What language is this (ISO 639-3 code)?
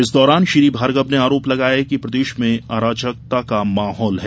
hin